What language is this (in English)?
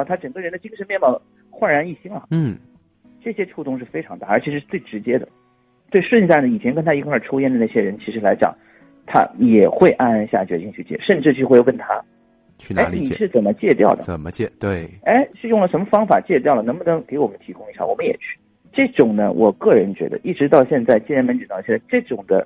Chinese